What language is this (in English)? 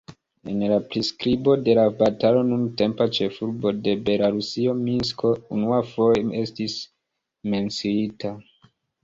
Esperanto